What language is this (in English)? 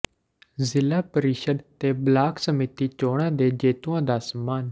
Punjabi